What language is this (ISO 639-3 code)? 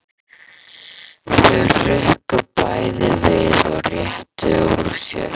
isl